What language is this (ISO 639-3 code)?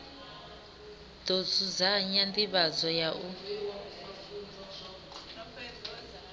ven